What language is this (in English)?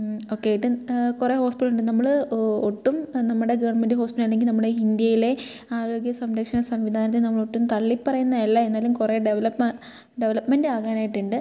Malayalam